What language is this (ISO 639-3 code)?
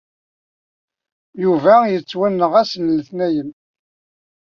kab